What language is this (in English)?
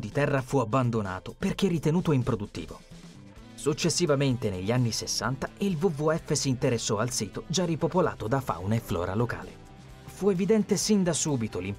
Italian